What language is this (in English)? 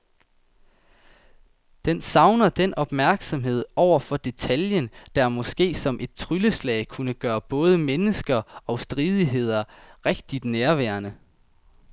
Danish